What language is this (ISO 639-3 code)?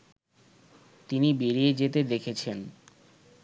ben